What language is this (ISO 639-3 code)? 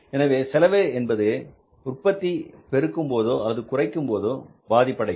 tam